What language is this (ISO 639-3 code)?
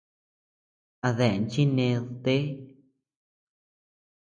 cux